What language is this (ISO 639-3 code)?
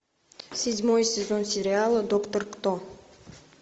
rus